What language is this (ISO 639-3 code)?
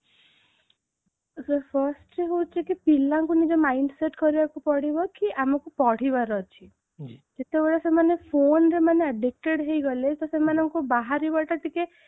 ori